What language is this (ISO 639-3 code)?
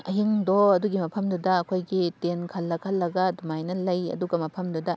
mni